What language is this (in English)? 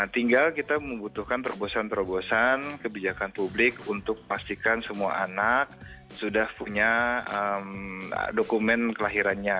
Indonesian